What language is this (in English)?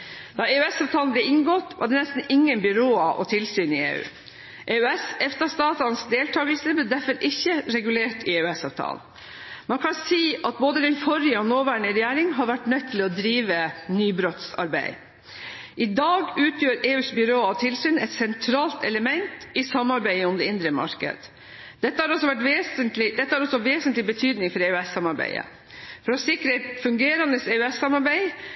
Norwegian Bokmål